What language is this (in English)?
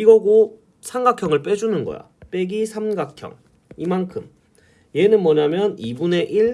Korean